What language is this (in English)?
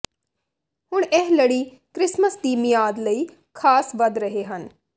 Punjabi